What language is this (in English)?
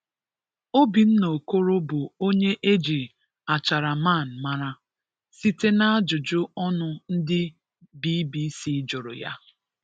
Igbo